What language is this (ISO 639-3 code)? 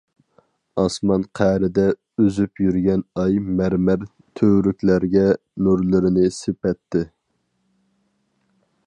uig